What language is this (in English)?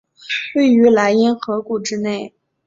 Chinese